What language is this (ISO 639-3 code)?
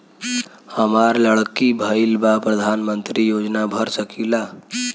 bho